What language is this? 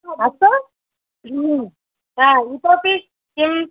Sanskrit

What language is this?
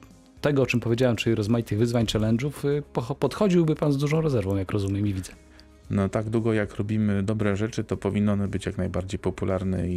Polish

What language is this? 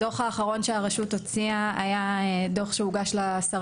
Hebrew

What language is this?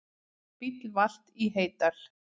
Icelandic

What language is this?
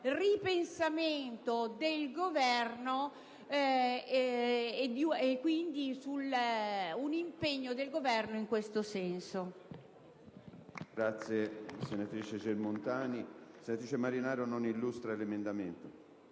Italian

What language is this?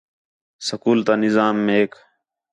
Khetrani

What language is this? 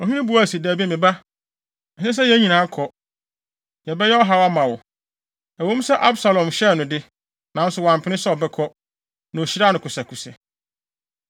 Akan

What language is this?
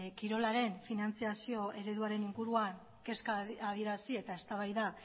Basque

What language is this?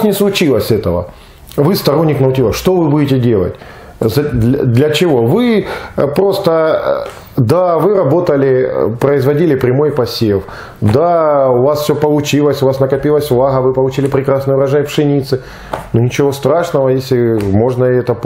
Russian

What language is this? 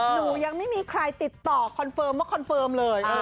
Thai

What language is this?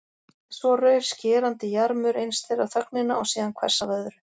Icelandic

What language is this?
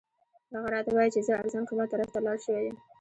Pashto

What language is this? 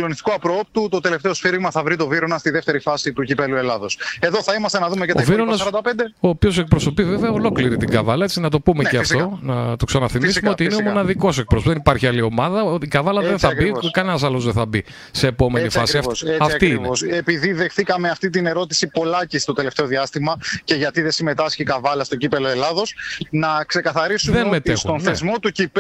Greek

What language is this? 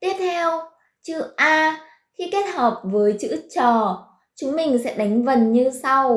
Vietnamese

